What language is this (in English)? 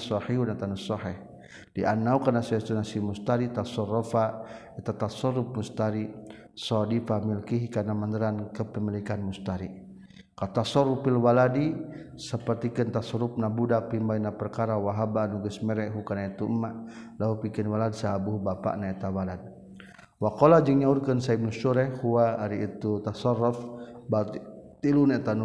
Malay